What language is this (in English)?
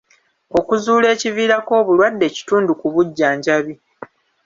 Ganda